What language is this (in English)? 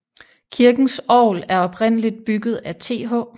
Danish